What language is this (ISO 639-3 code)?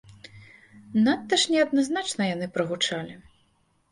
bel